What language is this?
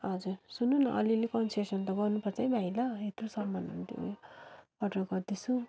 Nepali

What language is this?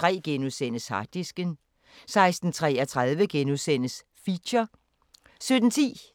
Danish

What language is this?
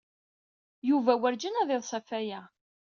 Kabyle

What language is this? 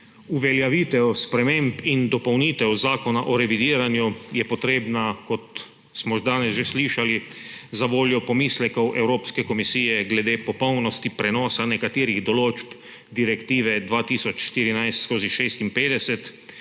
Slovenian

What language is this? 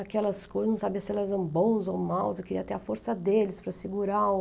Portuguese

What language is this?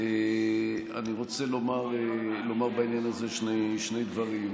Hebrew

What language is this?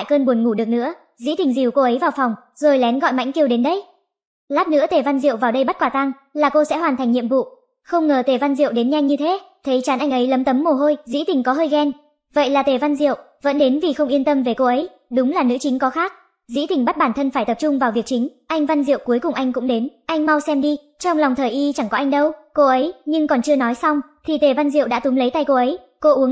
Vietnamese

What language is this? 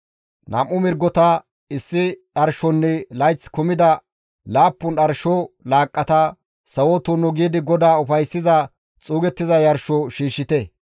Gamo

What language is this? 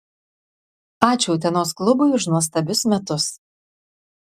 Lithuanian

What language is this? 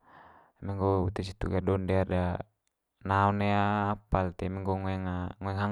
Manggarai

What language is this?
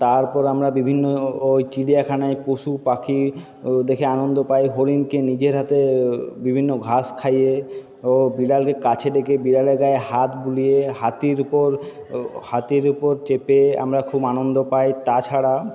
Bangla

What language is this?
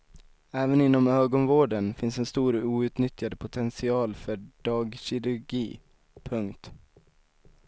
Swedish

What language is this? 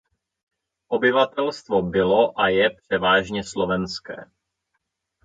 Czech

